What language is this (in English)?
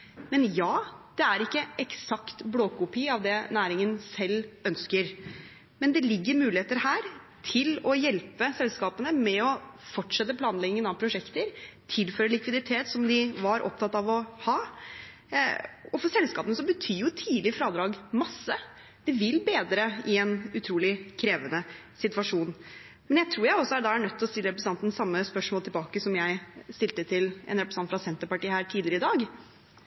Norwegian Bokmål